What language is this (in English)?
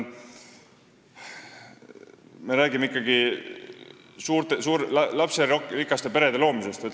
Estonian